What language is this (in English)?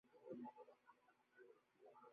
Bangla